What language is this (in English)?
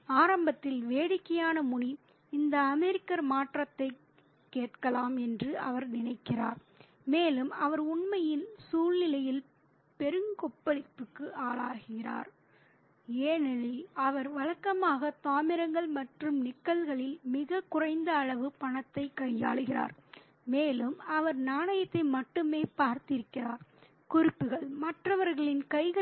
Tamil